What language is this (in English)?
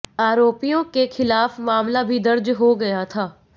Hindi